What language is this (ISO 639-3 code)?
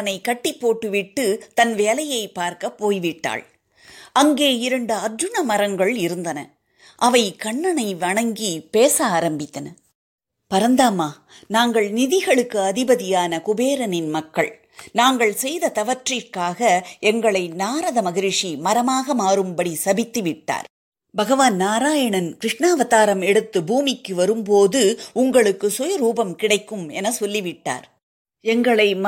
tam